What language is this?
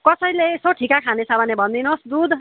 Nepali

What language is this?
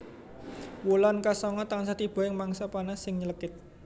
Javanese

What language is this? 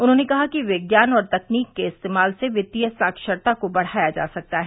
Hindi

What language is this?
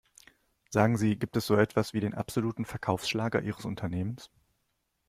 German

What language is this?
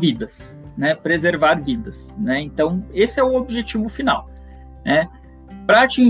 Portuguese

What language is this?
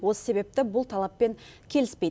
Kazakh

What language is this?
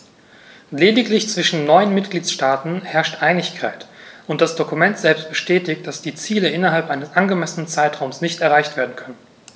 German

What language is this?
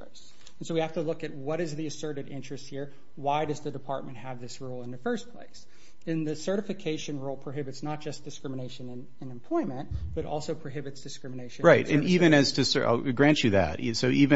English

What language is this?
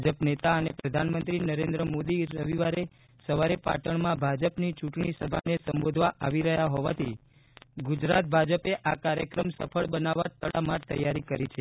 Gujarati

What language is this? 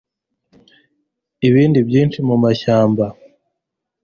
Kinyarwanda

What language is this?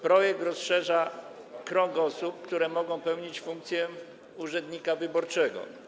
Polish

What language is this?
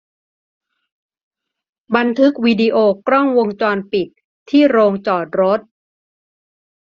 Thai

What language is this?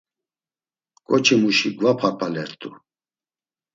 Laz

